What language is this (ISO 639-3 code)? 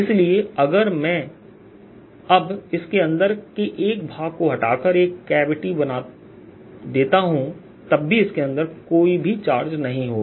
hin